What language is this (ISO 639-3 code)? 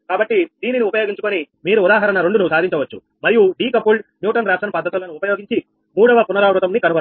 tel